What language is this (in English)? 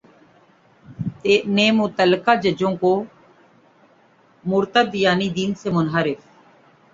Urdu